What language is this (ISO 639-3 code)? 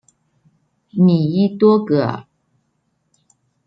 zho